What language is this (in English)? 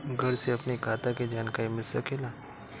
Bhojpuri